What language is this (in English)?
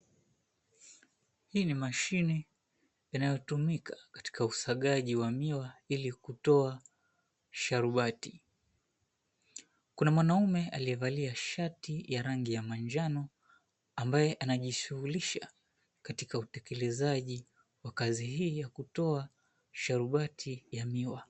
Swahili